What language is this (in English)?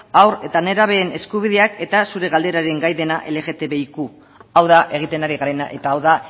Basque